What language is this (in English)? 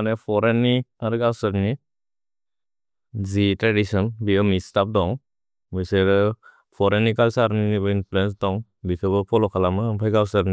Bodo